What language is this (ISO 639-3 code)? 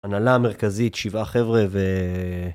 heb